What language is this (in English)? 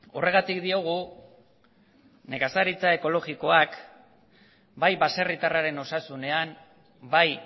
Basque